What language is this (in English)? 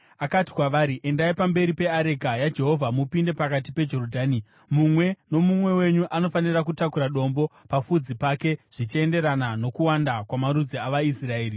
Shona